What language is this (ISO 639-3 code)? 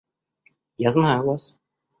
rus